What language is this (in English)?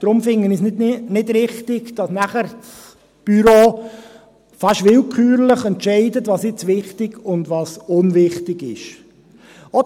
Swiss German